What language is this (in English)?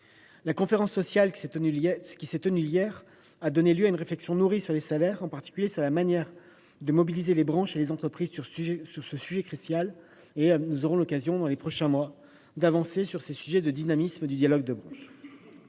French